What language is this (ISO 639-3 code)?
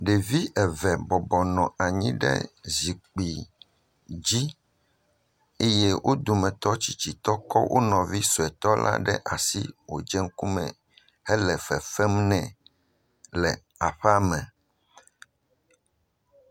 ewe